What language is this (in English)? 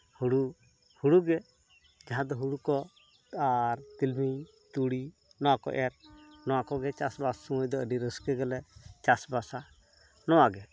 Santali